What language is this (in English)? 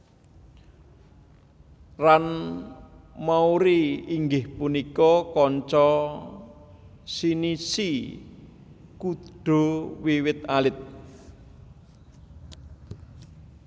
Javanese